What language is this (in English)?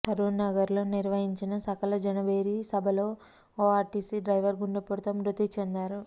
Telugu